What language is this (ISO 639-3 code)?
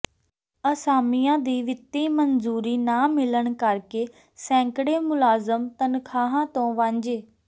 pan